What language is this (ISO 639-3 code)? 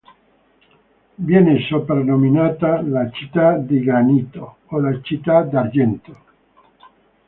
ita